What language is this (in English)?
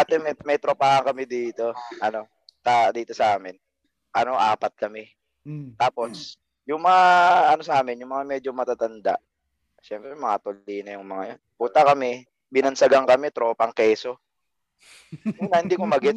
Filipino